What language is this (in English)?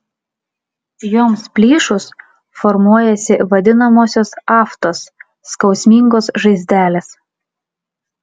Lithuanian